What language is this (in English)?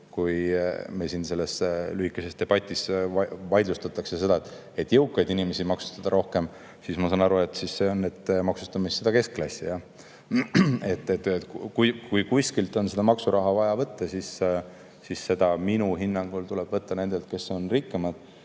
Estonian